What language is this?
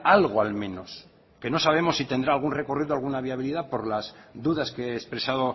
Spanish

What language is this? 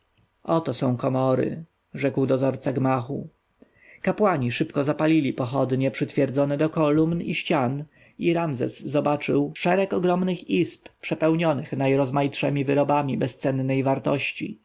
Polish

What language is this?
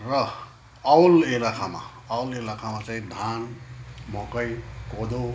Nepali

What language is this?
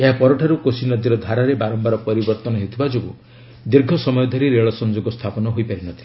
Odia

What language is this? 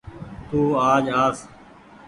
Goaria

